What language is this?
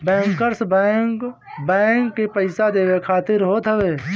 Bhojpuri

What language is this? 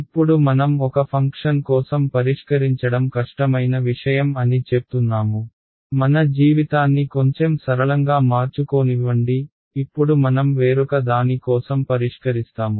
Telugu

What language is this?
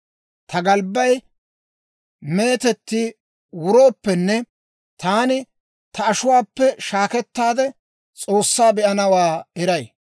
Dawro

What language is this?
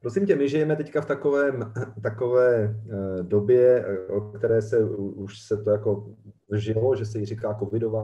Czech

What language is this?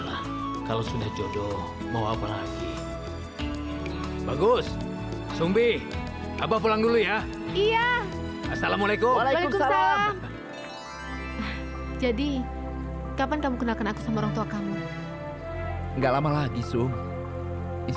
Indonesian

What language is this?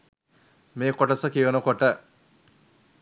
Sinhala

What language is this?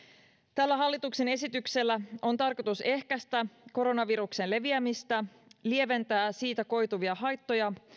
Finnish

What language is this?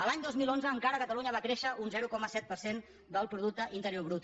Catalan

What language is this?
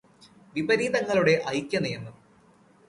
Malayalam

